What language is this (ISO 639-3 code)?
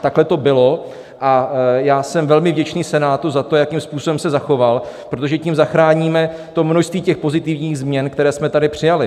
ces